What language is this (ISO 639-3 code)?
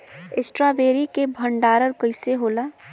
bho